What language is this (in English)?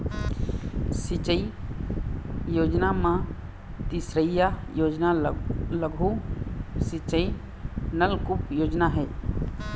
Chhattisgarhi